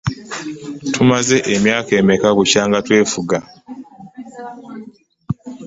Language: Ganda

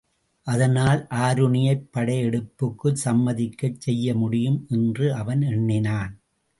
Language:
Tamil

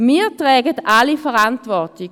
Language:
Swiss German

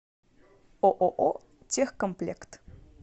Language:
Russian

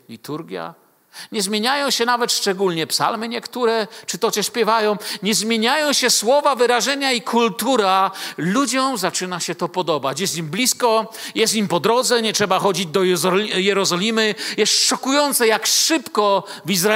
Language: Polish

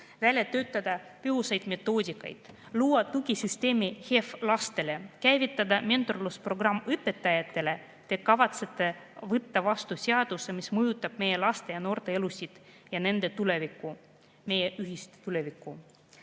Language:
Estonian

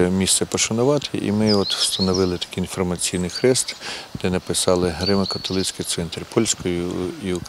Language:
Ukrainian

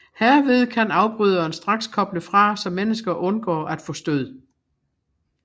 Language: Danish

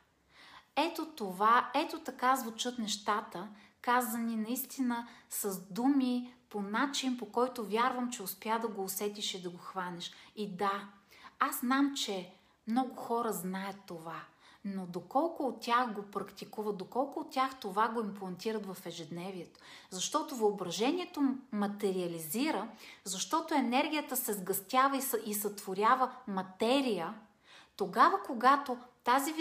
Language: Bulgarian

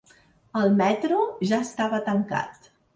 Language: Catalan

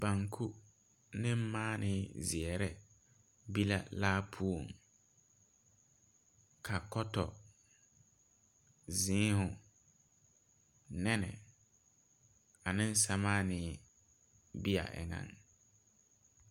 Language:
Southern Dagaare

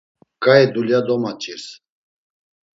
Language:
Laz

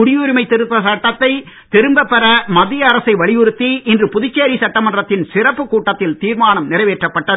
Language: Tamil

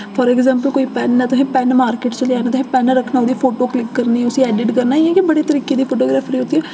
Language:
Dogri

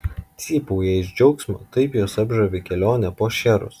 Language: Lithuanian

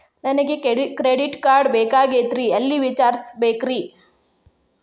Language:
Kannada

